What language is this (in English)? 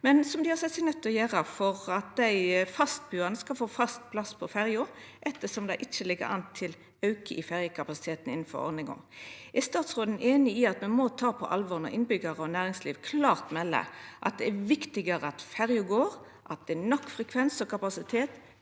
Norwegian